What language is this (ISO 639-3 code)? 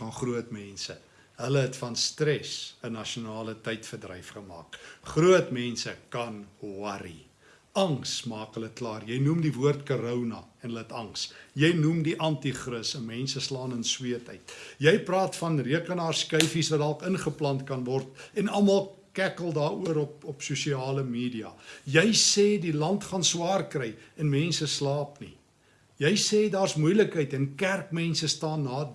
nld